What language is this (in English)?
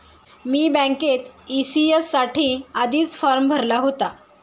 Marathi